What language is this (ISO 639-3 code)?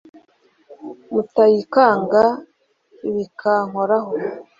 kin